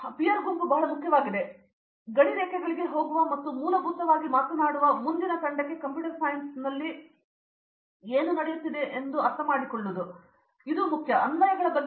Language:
Kannada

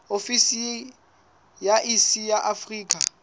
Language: Southern Sotho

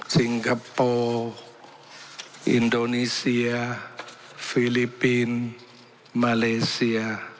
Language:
Thai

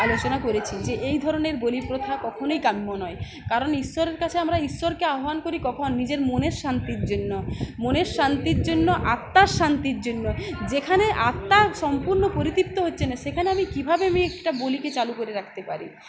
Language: Bangla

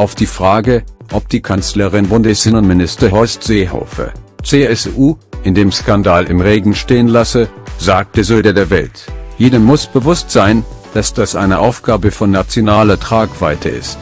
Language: German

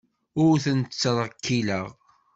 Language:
Kabyle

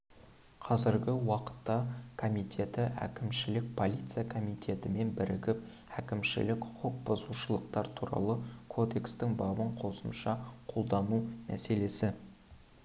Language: Kazakh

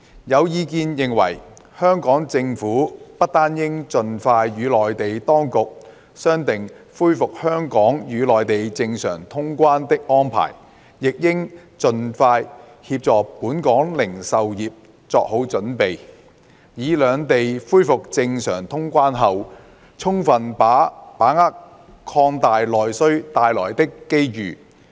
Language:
Cantonese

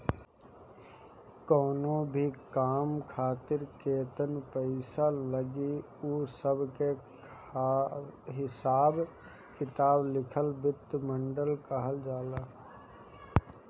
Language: Bhojpuri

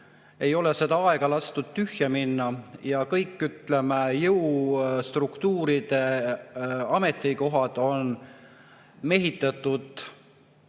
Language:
Estonian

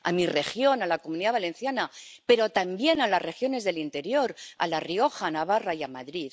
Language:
Spanish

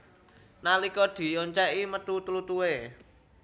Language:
Javanese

